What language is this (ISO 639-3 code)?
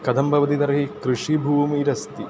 san